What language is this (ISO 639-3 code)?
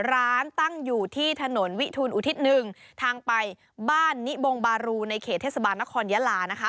tha